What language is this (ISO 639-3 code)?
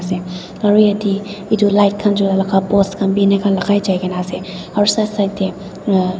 nag